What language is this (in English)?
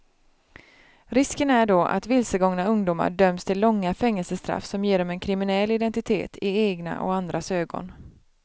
Swedish